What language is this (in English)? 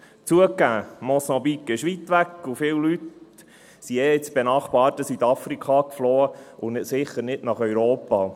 Swiss German